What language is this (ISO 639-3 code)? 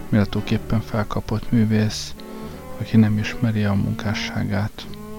hun